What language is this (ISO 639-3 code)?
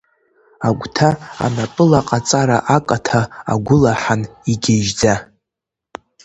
abk